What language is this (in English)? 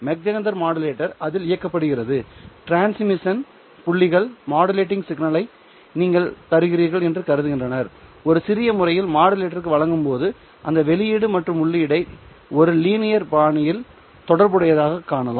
Tamil